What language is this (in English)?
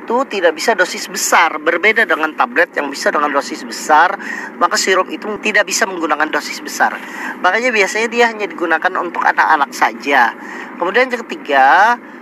Indonesian